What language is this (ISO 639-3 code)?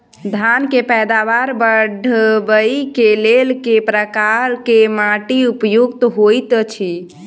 mai